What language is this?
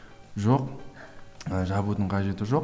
Kazakh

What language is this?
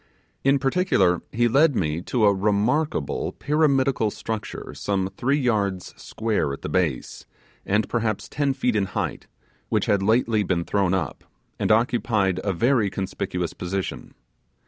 English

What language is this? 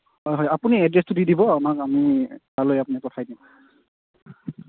Assamese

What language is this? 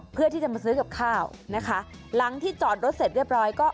Thai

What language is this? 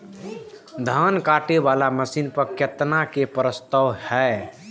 Maithili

